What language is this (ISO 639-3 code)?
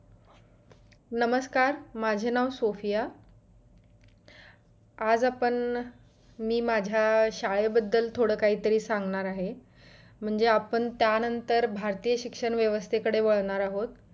mar